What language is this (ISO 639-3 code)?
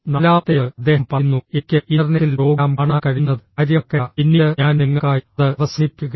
mal